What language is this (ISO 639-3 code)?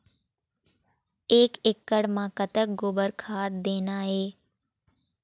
hne